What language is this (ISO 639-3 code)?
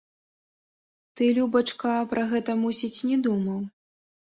bel